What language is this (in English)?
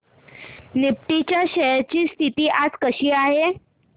Marathi